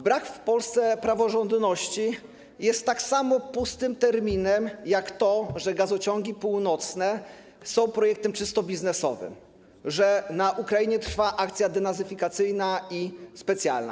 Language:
Polish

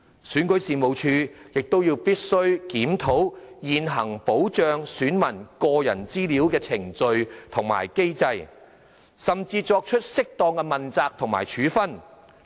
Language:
Cantonese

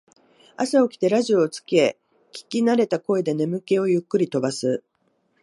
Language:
Japanese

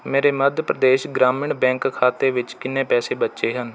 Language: Punjabi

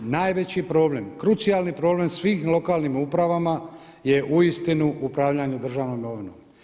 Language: Croatian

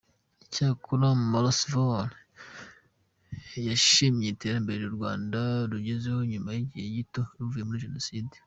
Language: Kinyarwanda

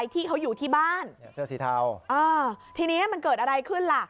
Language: Thai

